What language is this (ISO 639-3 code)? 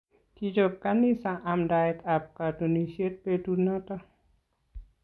kln